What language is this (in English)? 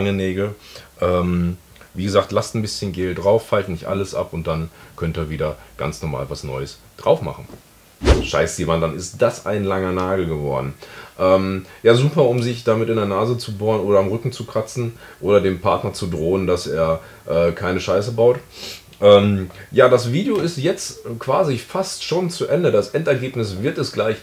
German